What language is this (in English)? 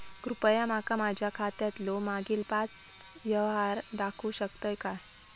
Marathi